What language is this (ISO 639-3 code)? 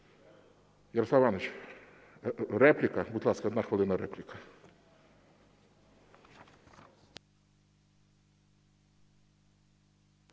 ukr